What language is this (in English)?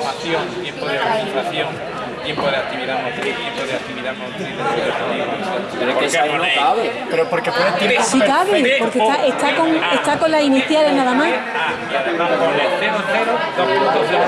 Spanish